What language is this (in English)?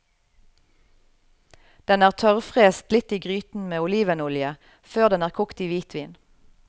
Norwegian